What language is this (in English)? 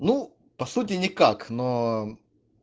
Russian